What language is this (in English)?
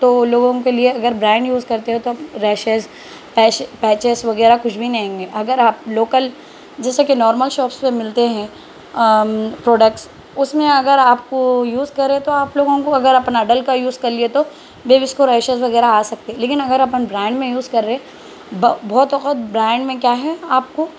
Urdu